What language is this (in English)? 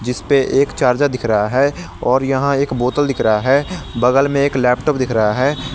Hindi